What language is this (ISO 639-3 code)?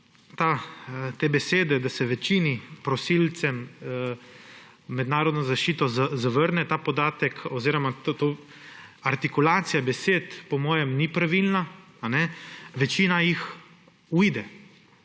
slv